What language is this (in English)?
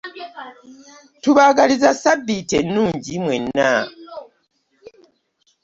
Ganda